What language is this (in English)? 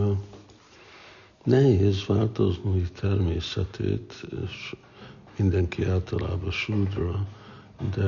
Hungarian